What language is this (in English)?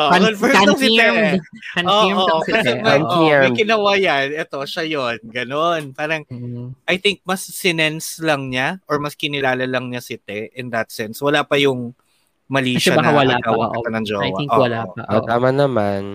Filipino